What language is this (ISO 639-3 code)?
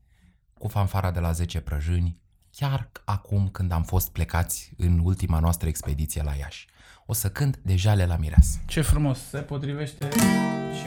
ron